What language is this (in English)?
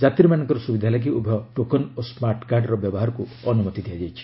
Odia